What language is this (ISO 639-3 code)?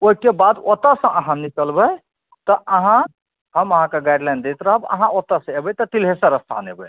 mai